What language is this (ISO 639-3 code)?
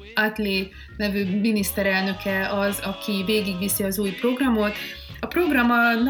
hun